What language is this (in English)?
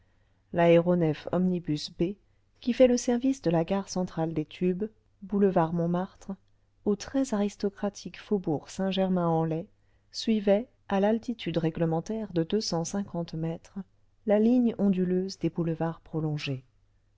French